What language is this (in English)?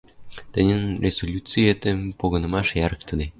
Western Mari